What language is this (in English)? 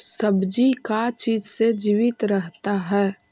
Magahi